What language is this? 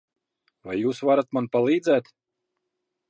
Latvian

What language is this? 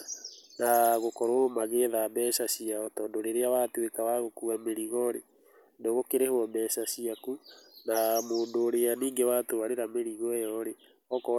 Kikuyu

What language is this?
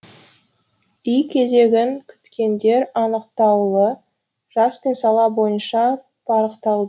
Kazakh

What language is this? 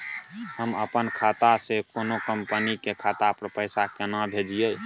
Maithili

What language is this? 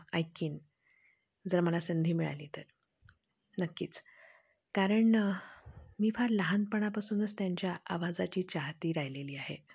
Marathi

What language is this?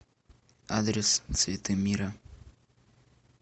Russian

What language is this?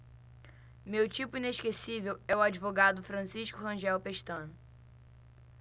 Portuguese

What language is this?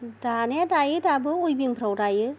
Bodo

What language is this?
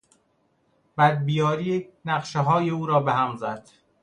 Persian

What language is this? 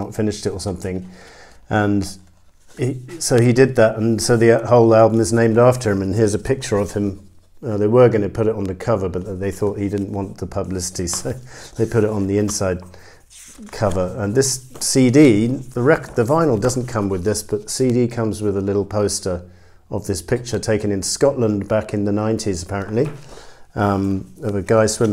English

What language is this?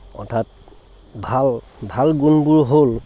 Assamese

